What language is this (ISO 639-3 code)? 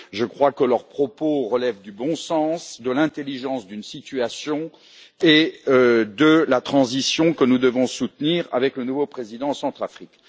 fra